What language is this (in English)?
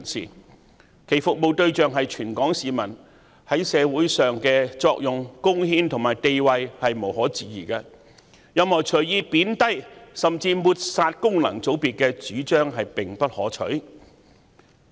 Cantonese